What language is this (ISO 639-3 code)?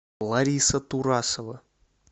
rus